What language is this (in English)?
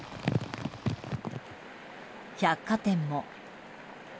Japanese